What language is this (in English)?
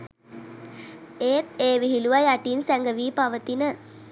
Sinhala